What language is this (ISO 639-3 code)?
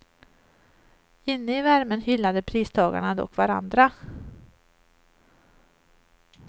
swe